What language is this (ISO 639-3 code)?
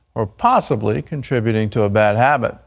eng